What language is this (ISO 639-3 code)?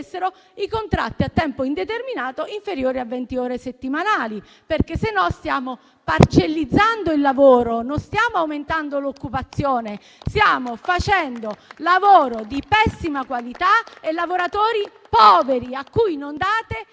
ita